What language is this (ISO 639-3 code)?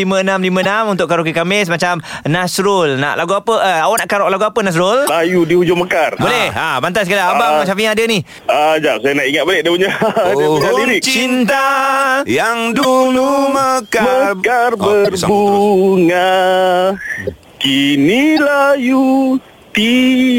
msa